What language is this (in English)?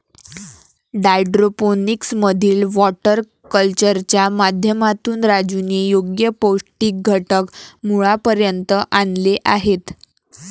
Marathi